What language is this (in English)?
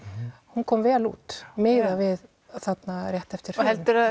Icelandic